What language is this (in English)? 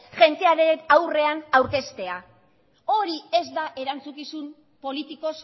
Basque